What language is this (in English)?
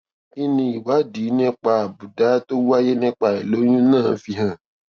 Yoruba